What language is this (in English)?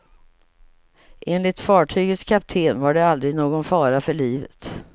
Swedish